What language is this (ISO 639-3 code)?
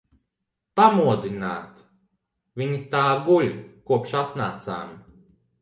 lav